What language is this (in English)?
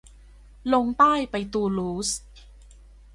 Thai